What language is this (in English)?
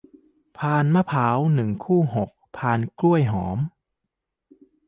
Thai